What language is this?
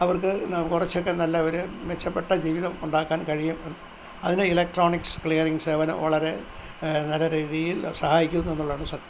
Malayalam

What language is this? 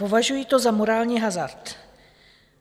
Czech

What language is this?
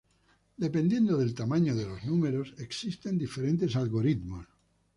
Spanish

